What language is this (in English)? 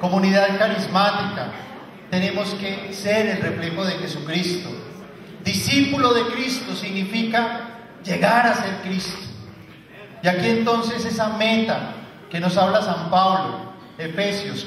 Spanish